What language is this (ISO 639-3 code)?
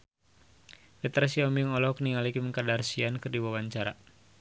sun